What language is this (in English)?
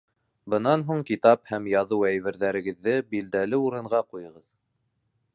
Bashkir